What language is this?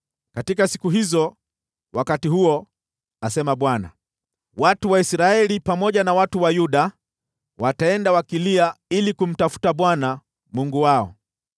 Swahili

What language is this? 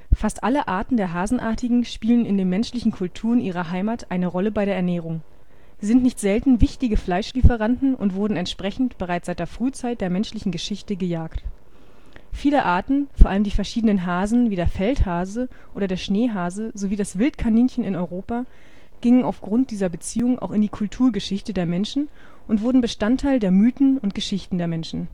German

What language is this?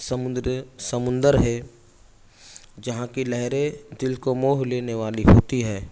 Urdu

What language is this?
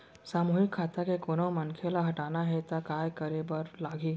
Chhattisgarhi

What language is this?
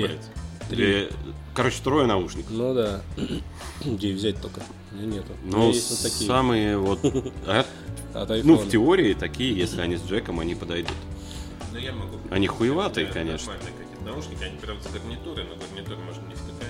Russian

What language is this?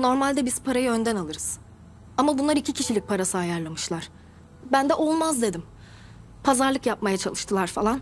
Turkish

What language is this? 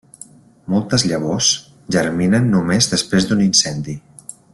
Catalan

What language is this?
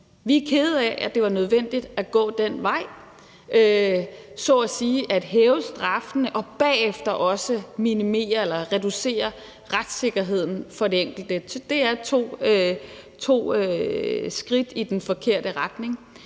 Danish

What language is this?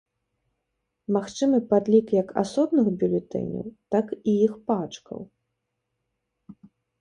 Belarusian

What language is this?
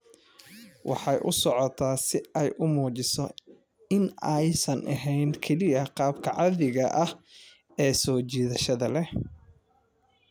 Somali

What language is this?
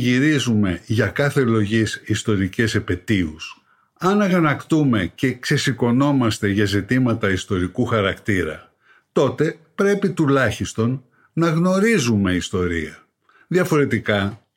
Greek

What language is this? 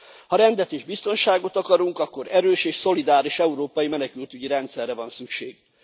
Hungarian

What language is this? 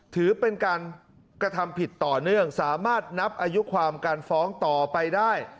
Thai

